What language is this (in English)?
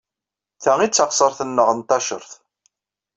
Kabyle